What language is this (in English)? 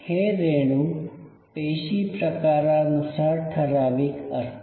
Marathi